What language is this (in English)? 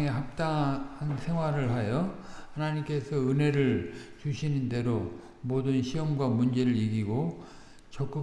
Korean